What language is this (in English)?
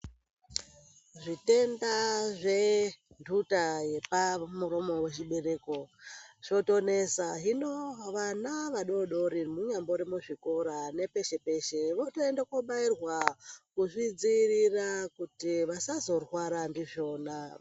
Ndau